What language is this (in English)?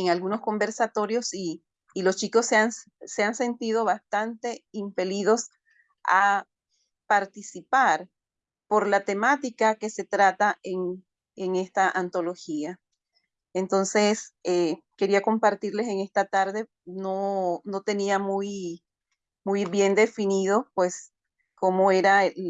Spanish